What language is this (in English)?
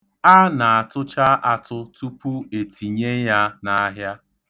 Igbo